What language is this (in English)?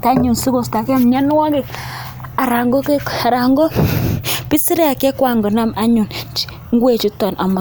Kalenjin